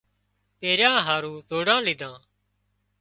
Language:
Wadiyara Koli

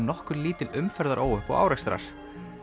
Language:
Icelandic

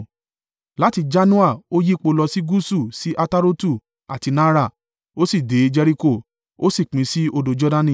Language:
Yoruba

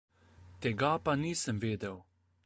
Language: Slovenian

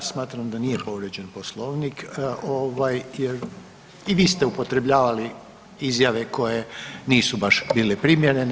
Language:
Croatian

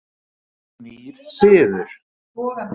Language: Icelandic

